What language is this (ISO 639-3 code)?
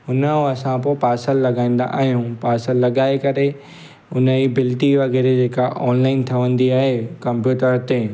snd